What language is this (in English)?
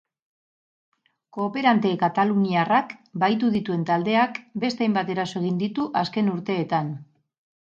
Basque